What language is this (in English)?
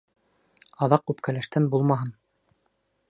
Bashkir